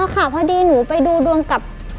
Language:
Thai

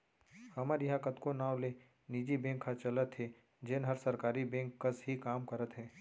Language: Chhattisgarhi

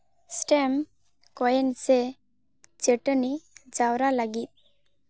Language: Santali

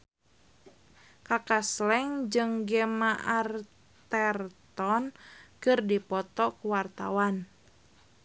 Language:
Sundanese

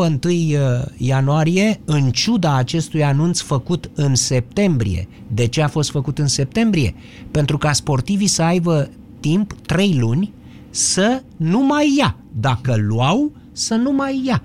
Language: Romanian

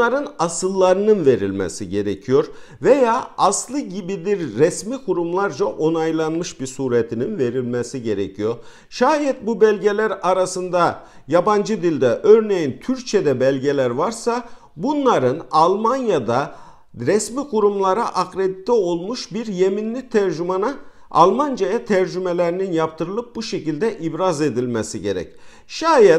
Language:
Turkish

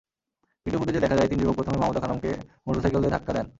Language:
Bangla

